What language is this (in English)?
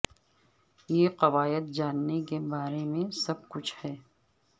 Urdu